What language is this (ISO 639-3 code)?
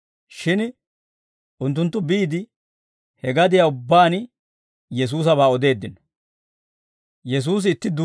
dwr